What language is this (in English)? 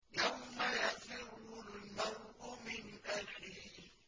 Arabic